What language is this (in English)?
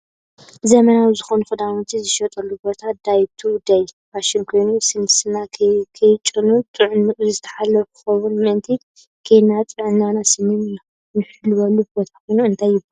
Tigrinya